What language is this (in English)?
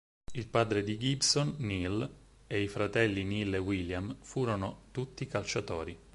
Italian